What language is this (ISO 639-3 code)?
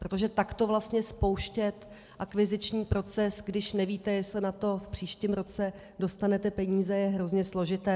ces